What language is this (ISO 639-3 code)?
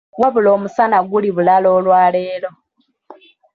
lug